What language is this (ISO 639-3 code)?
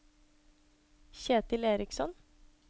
nor